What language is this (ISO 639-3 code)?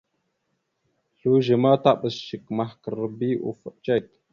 mxu